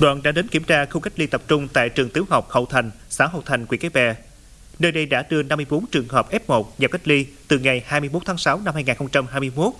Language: Vietnamese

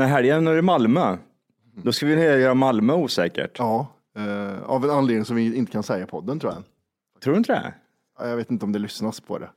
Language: Swedish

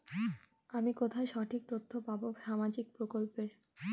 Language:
Bangla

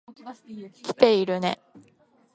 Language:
Japanese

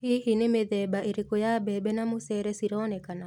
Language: Kikuyu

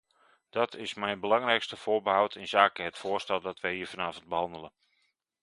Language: Dutch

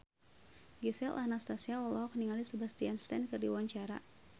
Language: Sundanese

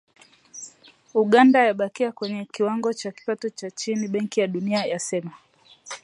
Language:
Swahili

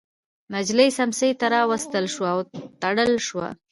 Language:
Pashto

